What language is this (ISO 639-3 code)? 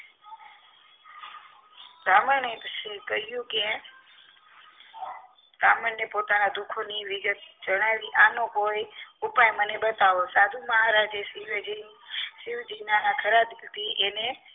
guj